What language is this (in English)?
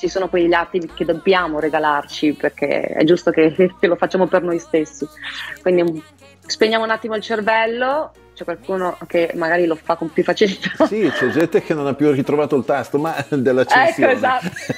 Italian